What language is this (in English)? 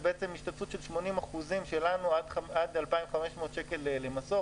Hebrew